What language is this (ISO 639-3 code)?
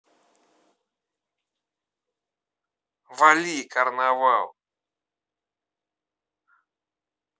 rus